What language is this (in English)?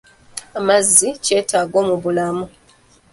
Ganda